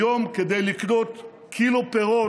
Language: Hebrew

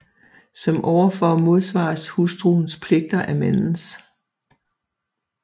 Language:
Danish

